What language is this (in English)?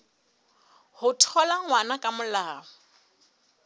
Southern Sotho